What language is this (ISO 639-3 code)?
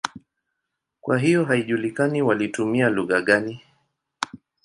swa